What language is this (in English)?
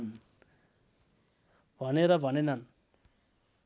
Nepali